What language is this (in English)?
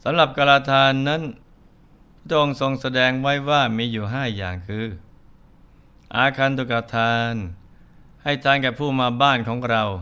Thai